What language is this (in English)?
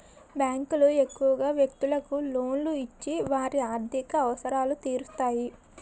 Telugu